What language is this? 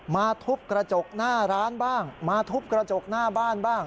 Thai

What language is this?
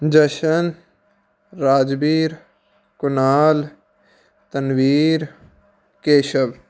Punjabi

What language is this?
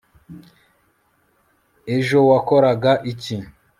Kinyarwanda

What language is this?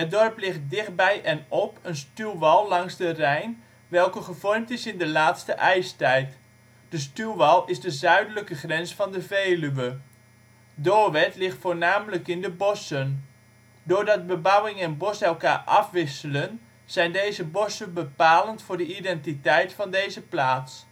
Dutch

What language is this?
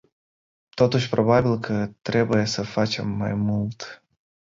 Romanian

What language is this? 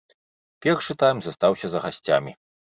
Belarusian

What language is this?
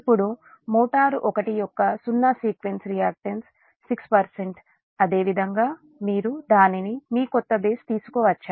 Telugu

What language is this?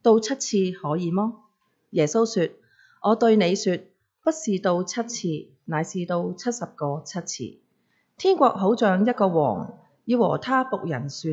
Chinese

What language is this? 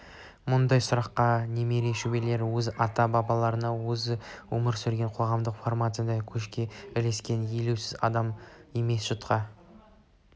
Kazakh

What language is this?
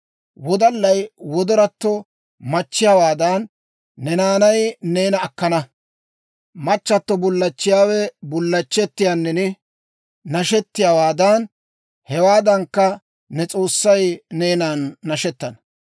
Dawro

